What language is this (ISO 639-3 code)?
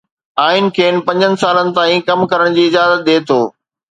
snd